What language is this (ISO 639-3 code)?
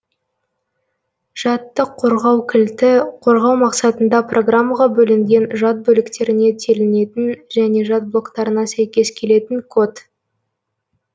kaz